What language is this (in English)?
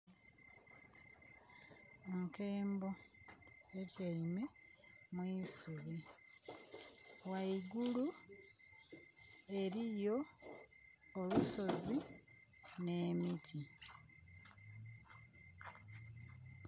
Soga